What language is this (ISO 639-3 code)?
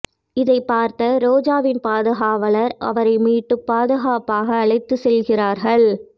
tam